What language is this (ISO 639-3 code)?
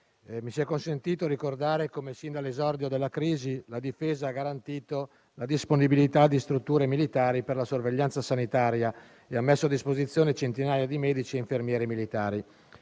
ita